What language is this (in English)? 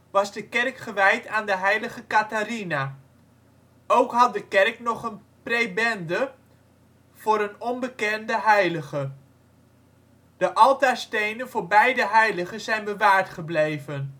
Dutch